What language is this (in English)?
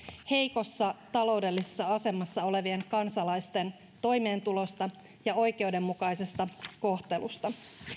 Finnish